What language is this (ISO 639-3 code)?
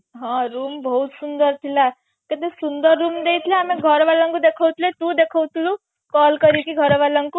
ori